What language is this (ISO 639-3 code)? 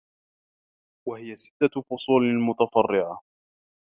ara